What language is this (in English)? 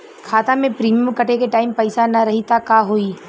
Bhojpuri